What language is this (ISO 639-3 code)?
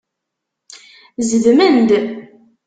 kab